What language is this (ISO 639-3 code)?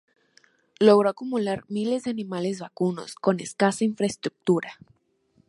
spa